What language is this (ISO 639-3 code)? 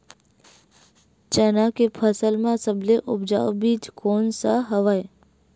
hne